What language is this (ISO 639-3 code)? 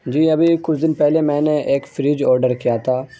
urd